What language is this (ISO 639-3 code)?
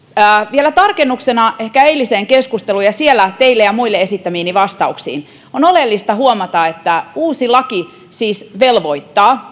fin